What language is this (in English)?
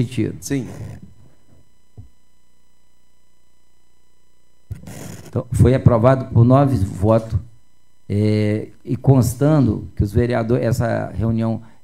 Portuguese